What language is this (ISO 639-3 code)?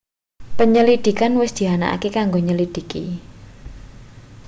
jav